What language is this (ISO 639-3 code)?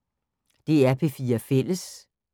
dan